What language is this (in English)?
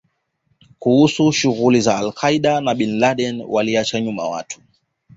Swahili